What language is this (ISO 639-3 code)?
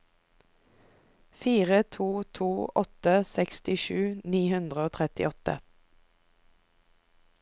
nor